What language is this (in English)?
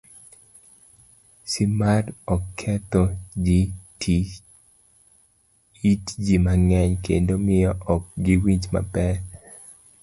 Luo (Kenya and Tanzania)